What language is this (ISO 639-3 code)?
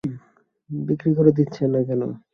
ben